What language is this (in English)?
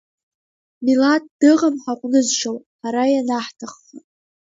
Abkhazian